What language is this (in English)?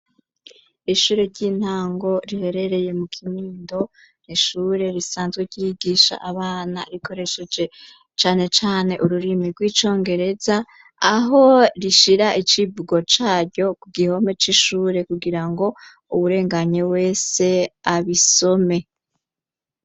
Rundi